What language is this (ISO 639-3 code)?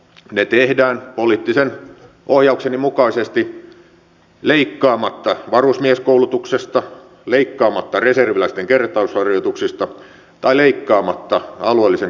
fin